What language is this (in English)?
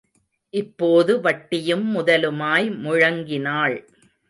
Tamil